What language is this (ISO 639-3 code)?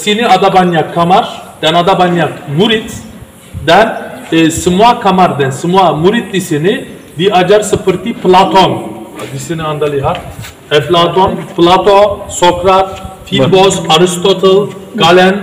tur